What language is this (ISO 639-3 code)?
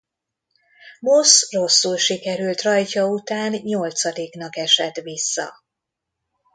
hun